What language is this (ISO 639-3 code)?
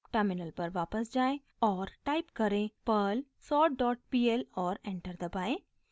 hin